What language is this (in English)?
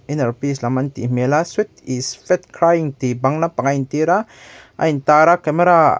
Mizo